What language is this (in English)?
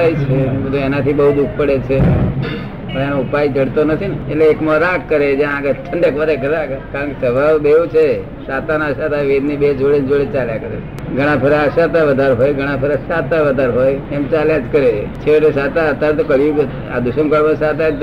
Gujarati